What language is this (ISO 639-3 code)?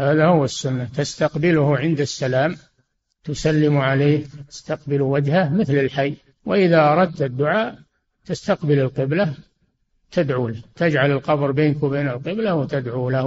ara